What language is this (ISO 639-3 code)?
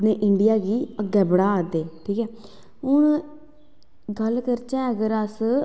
doi